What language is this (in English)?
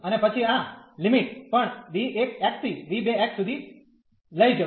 Gujarati